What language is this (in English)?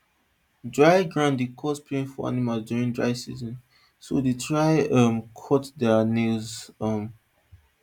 Nigerian Pidgin